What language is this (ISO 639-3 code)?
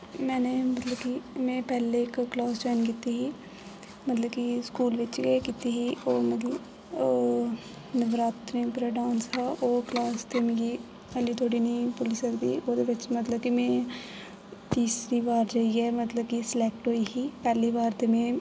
doi